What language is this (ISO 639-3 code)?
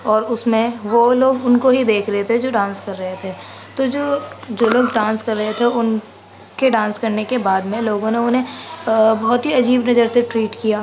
urd